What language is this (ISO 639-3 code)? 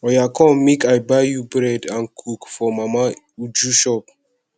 pcm